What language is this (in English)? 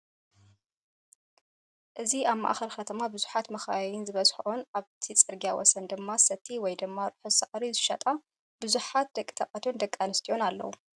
Tigrinya